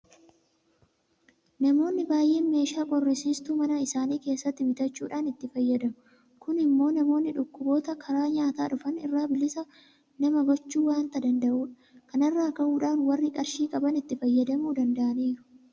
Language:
Oromo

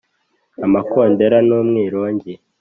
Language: Kinyarwanda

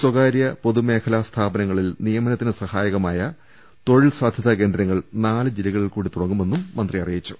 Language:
Malayalam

